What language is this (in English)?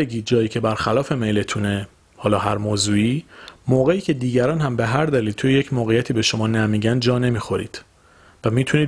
Persian